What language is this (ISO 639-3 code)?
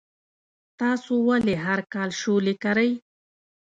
pus